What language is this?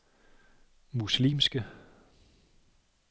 Danish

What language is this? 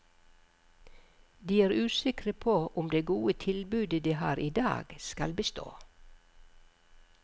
Norwegian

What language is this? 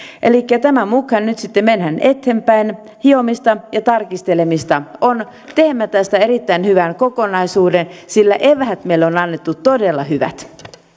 Finnish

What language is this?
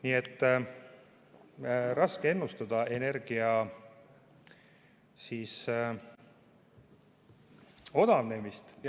Estonian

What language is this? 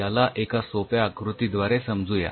Marathi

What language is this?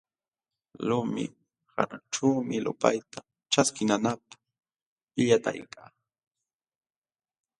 Jauja Wanca Quechua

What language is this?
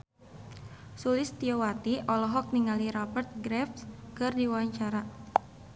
Sundanese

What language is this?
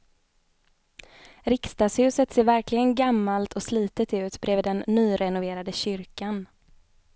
Swedish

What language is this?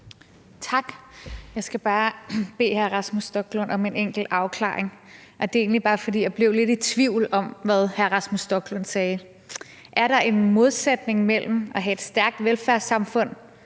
Danish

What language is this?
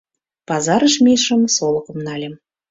Mari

